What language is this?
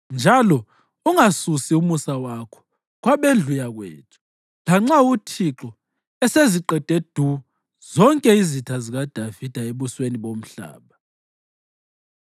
North Ndebele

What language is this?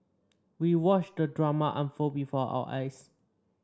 English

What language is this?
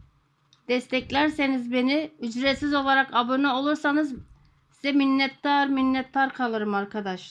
Turkish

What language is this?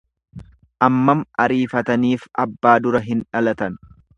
Oromo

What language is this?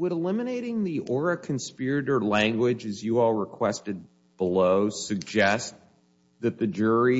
English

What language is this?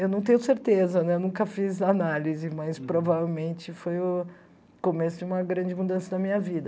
Portuguese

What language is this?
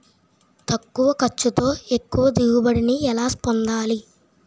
Telugu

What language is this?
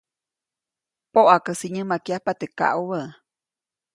Copainalá Zoque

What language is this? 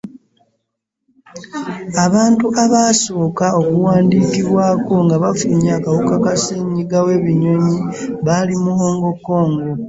Ganda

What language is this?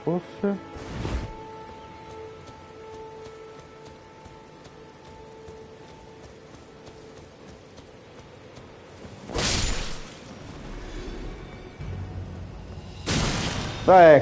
Italian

